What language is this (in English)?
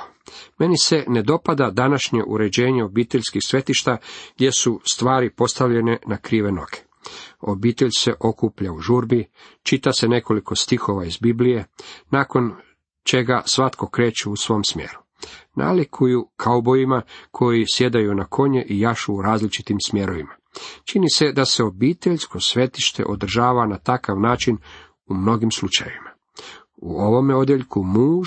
Croatian